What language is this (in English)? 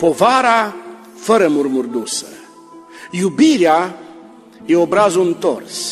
Romanian